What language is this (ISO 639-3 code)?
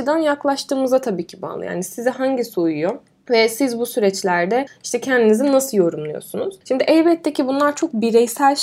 tur